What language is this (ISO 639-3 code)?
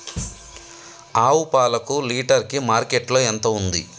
tel